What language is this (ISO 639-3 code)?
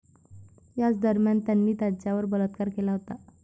mar